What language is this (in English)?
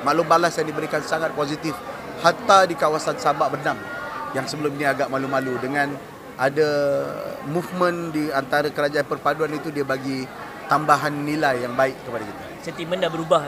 Malay